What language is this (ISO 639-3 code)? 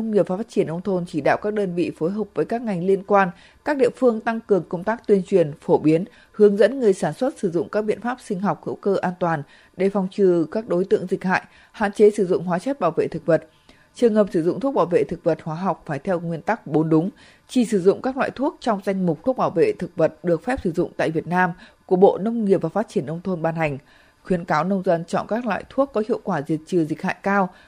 vie